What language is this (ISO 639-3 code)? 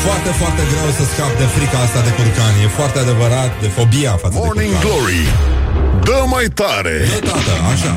ron